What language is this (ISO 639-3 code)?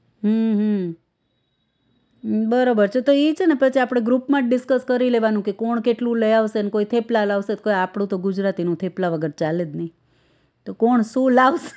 guj